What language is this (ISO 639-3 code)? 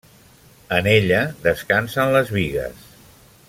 cat